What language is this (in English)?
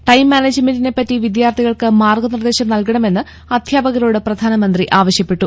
Malayalam